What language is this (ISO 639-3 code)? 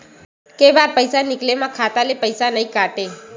hne